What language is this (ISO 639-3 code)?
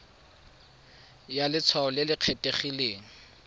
tsn